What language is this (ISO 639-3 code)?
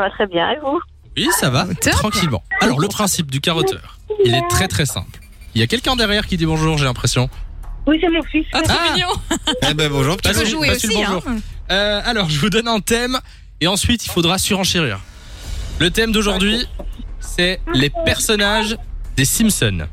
fra